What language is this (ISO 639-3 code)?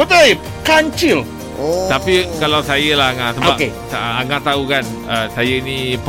msa